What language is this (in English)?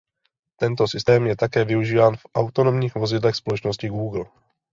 Czech